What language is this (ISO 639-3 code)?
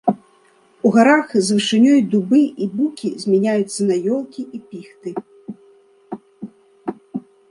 bel